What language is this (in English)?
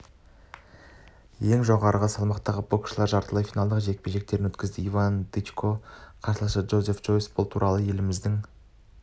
Kazakh